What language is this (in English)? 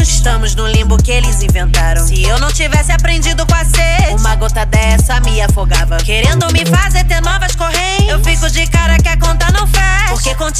Portuguese